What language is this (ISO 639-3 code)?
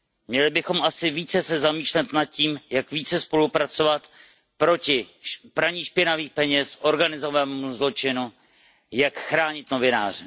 ces